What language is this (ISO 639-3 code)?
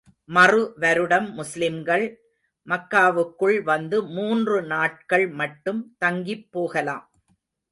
tam